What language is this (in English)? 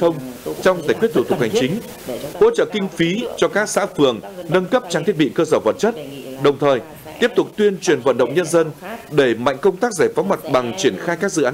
Vietnamese